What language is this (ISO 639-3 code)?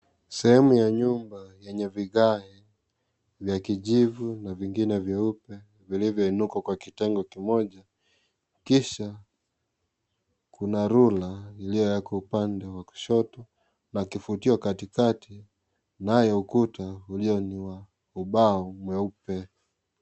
swa